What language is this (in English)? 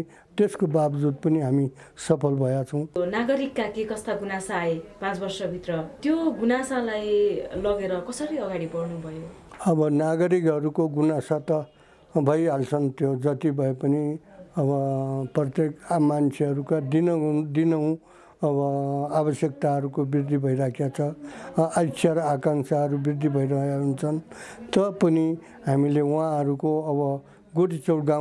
Nepali